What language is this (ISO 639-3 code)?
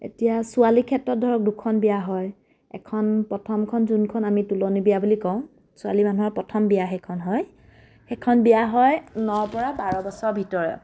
asm